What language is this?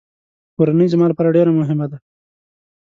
Pashto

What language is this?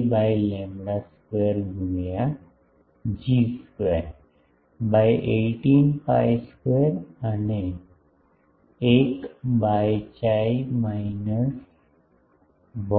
Gujarati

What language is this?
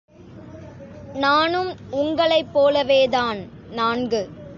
Tamil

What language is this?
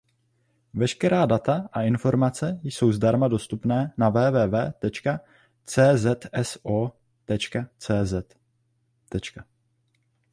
Czech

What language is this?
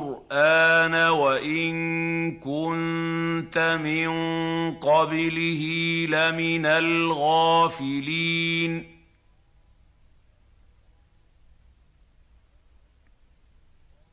Arabic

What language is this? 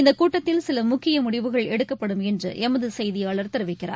Tamil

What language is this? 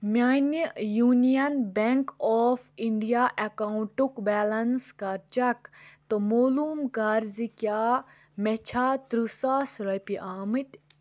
Kashmiri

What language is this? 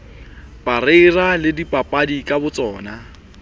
Southern Sotho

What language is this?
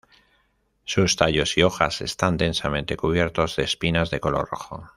Spanish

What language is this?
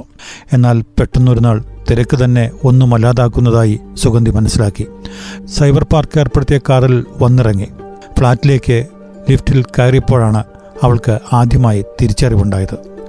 Malayalam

